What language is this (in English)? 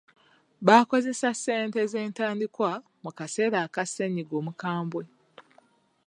Ganda